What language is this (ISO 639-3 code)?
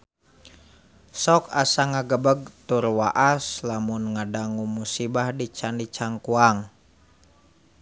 sun